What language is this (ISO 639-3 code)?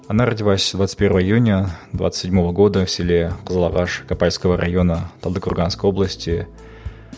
kaz